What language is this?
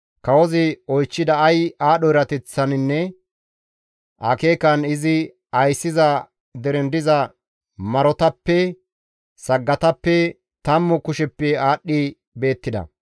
Gamo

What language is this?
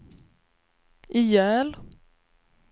Swedish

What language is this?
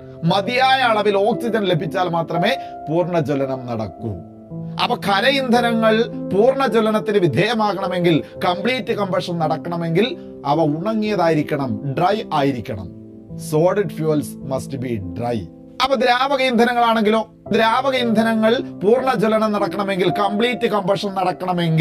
Malayalam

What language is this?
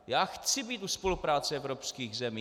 Czech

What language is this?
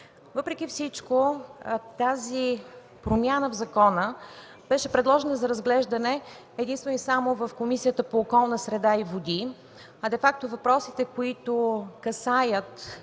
Bulgarian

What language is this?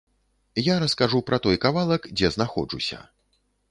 Belarusian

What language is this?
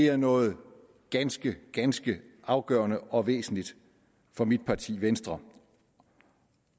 Danish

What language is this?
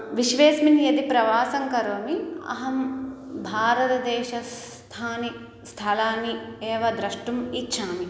Sanskrit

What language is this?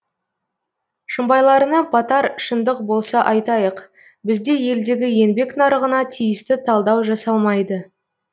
Kazakh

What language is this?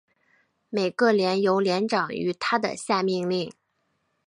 Chinese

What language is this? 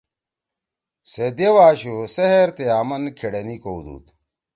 Torwali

